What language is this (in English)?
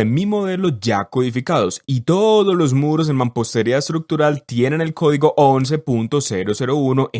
Spanish